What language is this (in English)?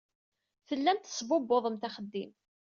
Kabyle